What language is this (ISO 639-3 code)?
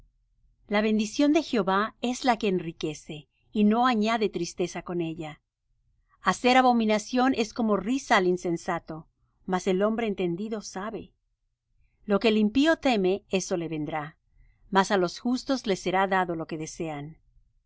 spa